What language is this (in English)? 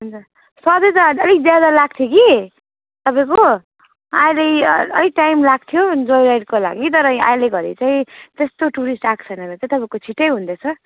Nepali